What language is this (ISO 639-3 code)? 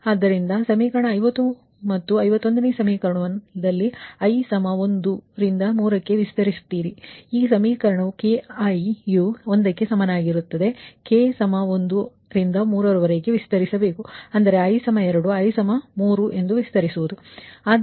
kan